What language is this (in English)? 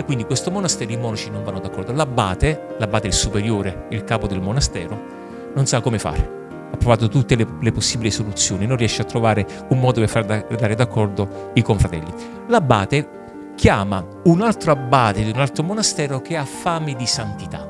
Italian